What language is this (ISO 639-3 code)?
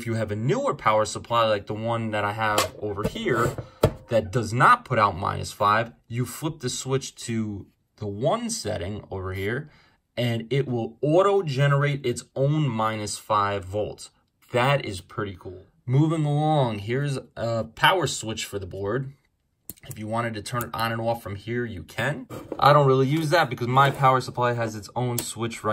eng